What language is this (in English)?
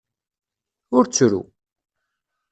Kabyle